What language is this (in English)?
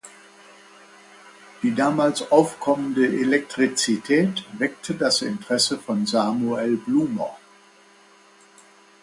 German